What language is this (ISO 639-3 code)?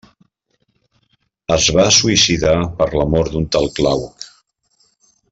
cat